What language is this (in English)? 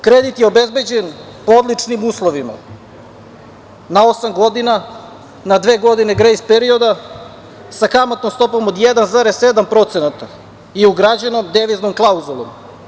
Serbian